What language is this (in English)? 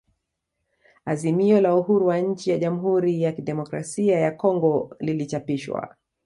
Swahili